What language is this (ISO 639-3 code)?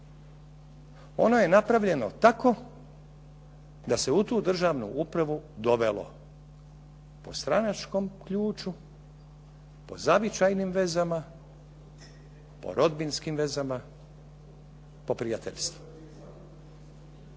hrv